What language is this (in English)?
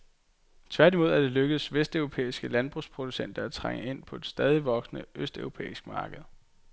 Danish